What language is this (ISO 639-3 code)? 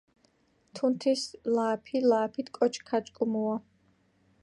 kat